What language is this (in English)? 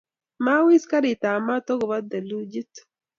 Kalenjin